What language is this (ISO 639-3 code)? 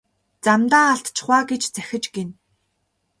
mon